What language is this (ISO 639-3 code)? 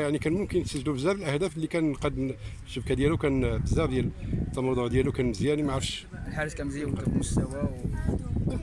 ara